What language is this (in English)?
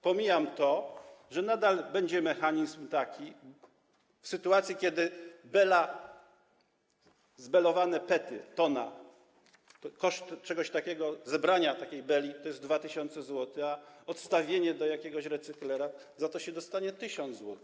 Polish